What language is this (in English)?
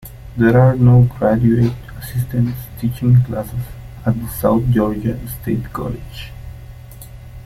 English